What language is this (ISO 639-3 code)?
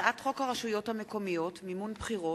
heb